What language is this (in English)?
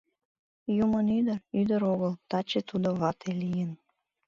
Mari